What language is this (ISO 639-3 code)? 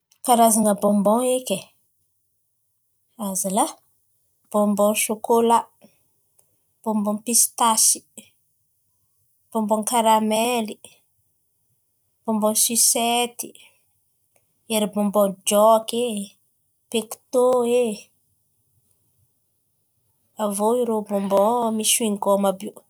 xmv